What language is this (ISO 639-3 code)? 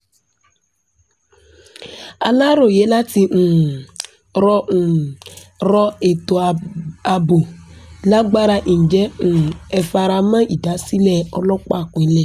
yor